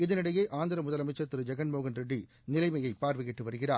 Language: Tamil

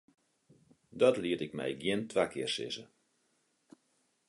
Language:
Western Frisian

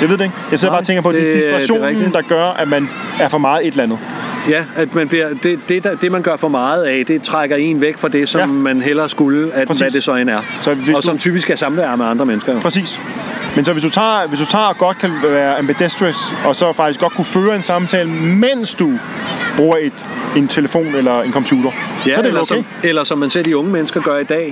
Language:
Danish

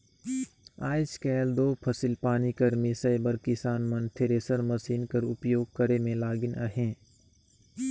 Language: Chhattisgarhi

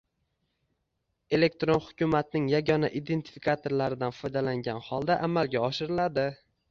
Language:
Uzbek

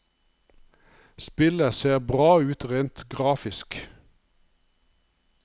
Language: Norwegian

